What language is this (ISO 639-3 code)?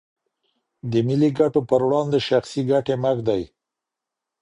pus